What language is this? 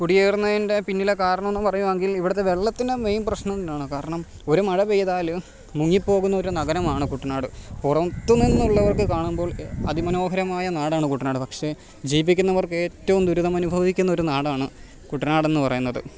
Malayalam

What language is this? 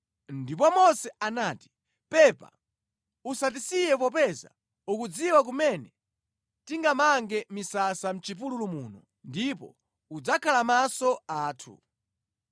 Nyanja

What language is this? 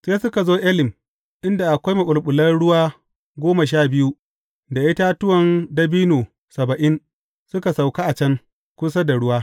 Hausa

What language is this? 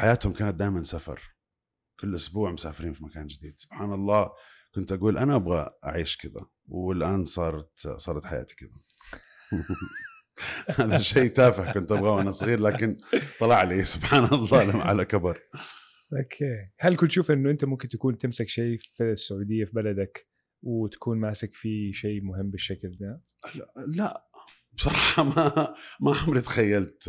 Arabic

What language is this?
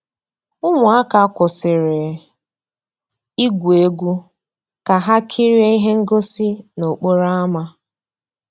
Igbo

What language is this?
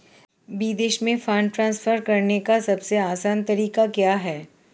Hindi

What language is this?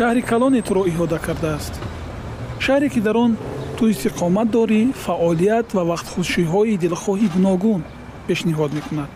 Persian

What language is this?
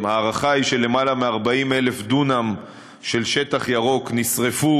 Hebrew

